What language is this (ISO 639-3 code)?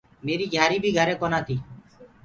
ggg